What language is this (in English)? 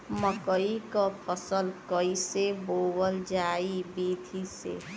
Bhojpuri